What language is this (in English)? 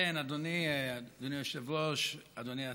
Hebrew